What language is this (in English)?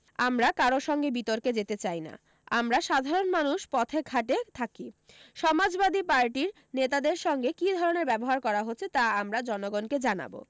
Bangla